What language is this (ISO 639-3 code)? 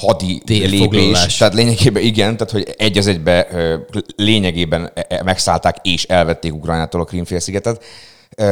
hun